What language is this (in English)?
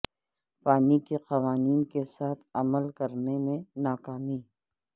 Urdu